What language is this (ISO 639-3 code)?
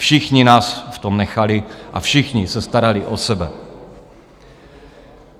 ces